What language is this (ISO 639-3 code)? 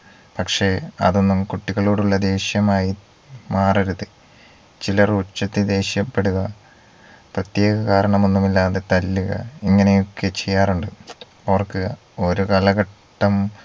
mal